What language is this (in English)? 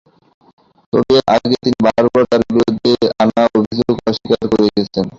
Bangla